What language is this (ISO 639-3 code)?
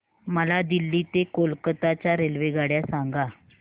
mar